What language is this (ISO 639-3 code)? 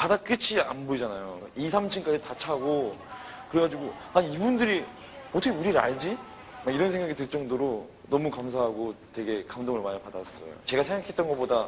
kor